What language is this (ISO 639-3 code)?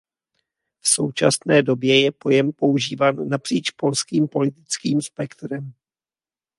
ces